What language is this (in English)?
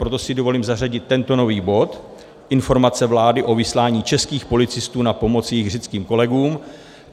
Czech